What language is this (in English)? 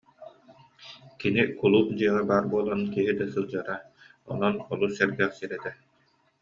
Yakut